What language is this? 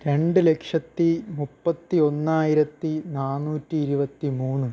Malayalam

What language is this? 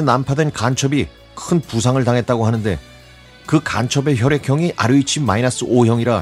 Korean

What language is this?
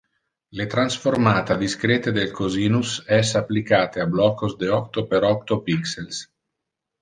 Interlingua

